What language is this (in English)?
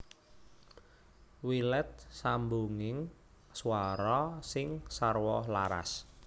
Javanese